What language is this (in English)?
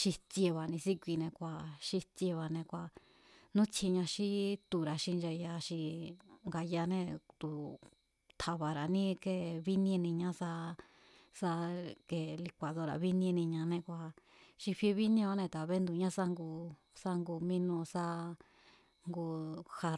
Mazatlán Mazatec